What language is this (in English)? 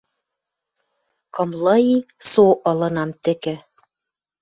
Western Mari